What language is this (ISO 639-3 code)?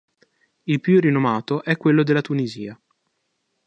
ita